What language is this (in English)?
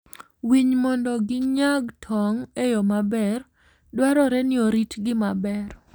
Luo (Kenya and Tanzania)